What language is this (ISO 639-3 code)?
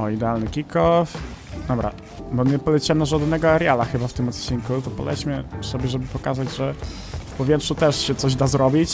pol